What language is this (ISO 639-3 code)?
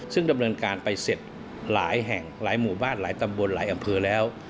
tha